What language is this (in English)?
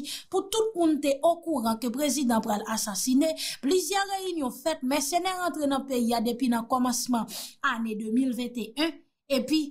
French